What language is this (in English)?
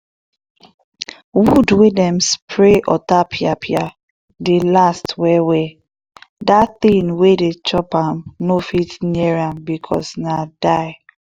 Nigerian Pidgin